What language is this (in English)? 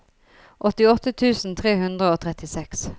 Norwegian